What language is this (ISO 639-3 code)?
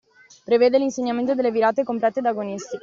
ita